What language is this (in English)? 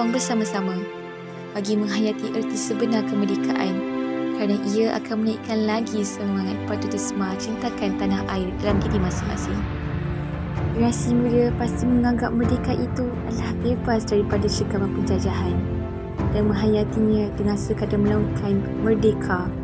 Malay